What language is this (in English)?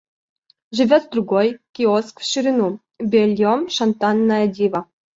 Russian